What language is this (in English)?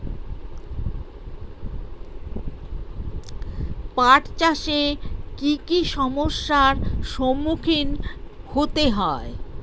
Bangla